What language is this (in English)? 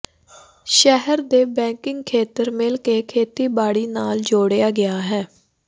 Punjabi